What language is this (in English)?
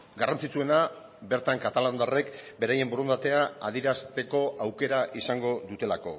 Basque